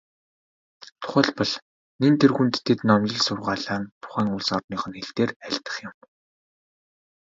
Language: Mongolian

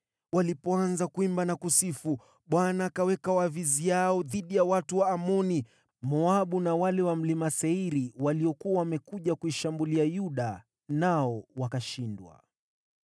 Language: Swahili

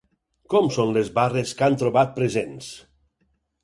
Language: Catalan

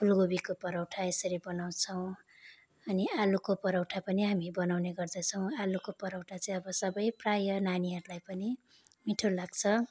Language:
Nepali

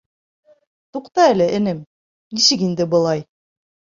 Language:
Bashkir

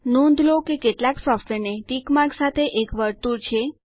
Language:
Gujarati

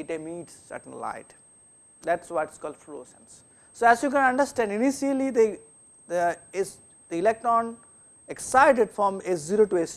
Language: English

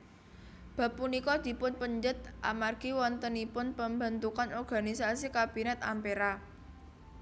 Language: Javanese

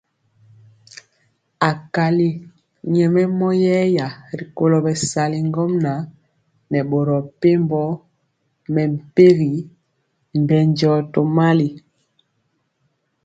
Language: Mpiemo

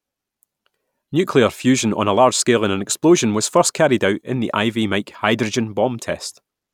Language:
English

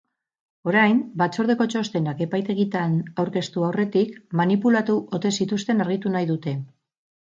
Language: Basque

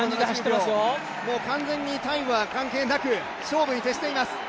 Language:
Japanese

